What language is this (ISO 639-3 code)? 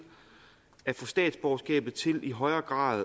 dan